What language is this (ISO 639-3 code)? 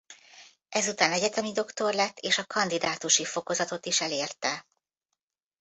hun